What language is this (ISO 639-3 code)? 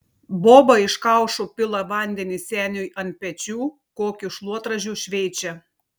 lit